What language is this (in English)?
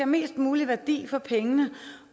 Danish